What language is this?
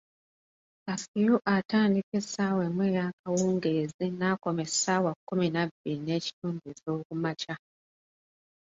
Ganda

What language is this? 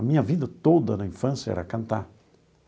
Portuguese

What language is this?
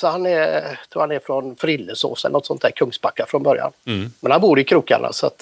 Swedish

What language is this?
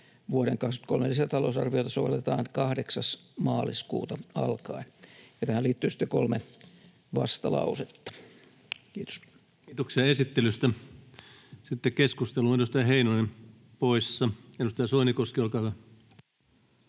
Finnish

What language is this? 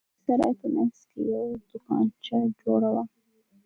Pashto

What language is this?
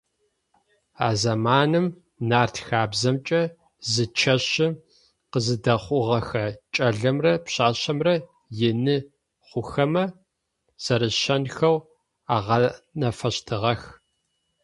Adyghe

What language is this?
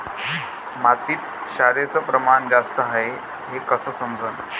Marathi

